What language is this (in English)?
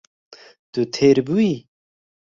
Kurdish